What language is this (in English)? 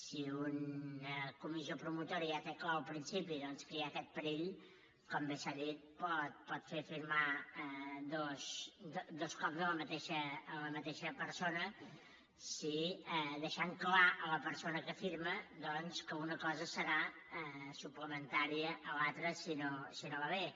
Catalan